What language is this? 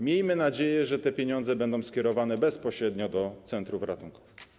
Polish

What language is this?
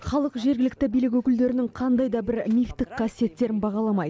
Kazakh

